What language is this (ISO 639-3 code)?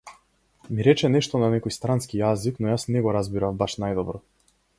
mkd